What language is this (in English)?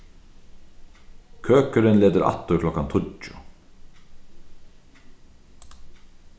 Faroese